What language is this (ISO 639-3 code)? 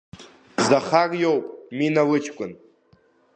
abk